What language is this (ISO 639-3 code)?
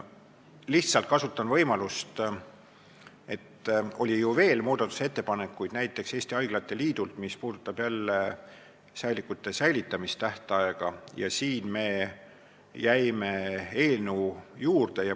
est